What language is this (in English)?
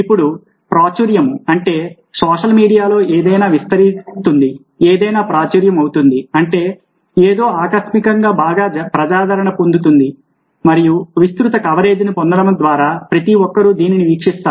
Telugu